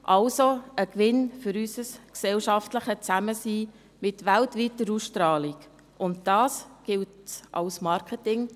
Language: Swiss German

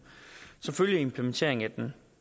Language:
Danish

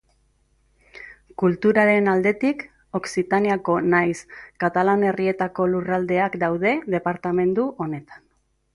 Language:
Basque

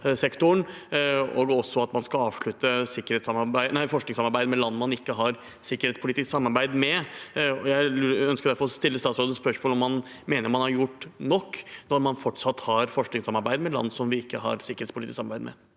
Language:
Norwegian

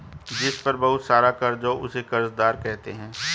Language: Hindi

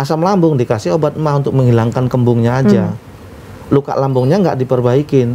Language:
Indonesian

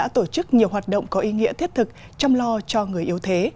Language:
Vietnamese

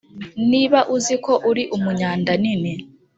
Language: Kinyarwanda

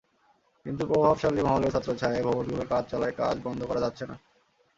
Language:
Bangla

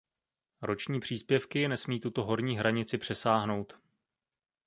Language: Czech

